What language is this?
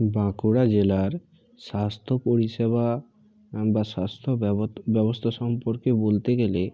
Bangla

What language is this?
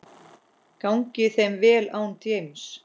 Icelandic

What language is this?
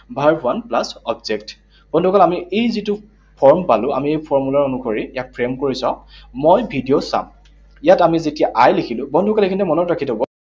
Assamese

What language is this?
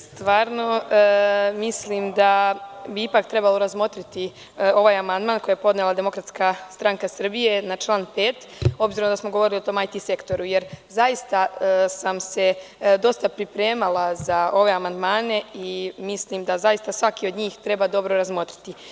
Serbian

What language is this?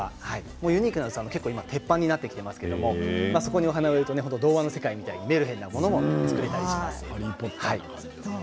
Japanese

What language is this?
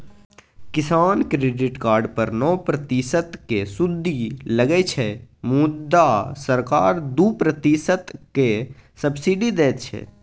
Maithili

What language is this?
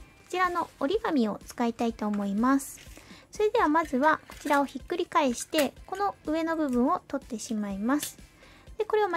Japanese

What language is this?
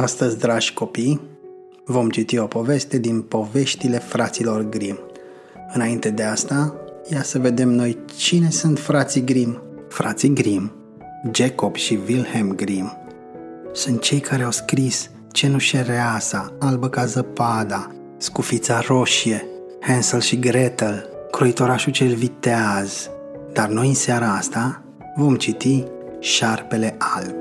Romanian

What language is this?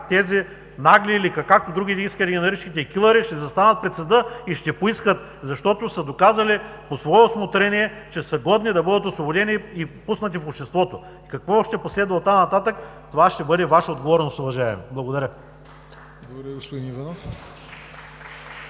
Bulgarian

